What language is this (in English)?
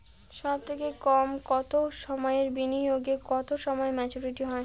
Bangla